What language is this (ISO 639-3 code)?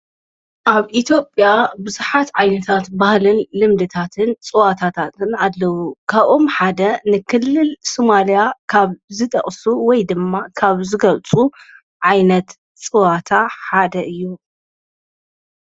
tir